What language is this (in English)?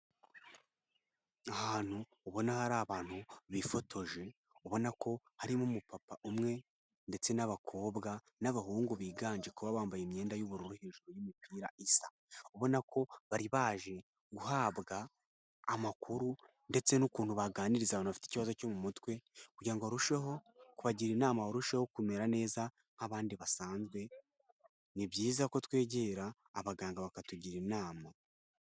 Kinyarwanda